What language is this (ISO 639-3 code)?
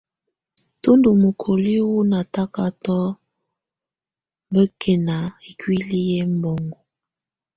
tvu